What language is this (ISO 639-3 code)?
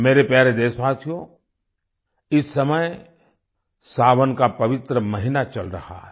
hin